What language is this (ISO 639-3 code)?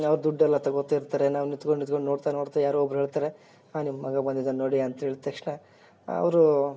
kan